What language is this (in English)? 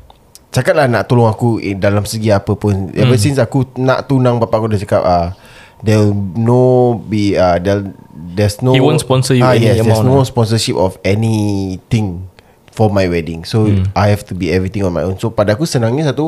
Malay